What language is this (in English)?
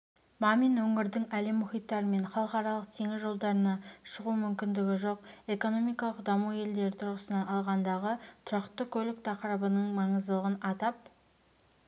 Kazakh